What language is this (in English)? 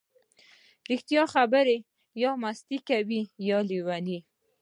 Pashto